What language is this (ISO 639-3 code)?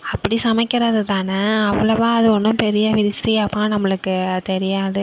tam